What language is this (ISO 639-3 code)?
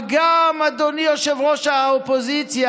heb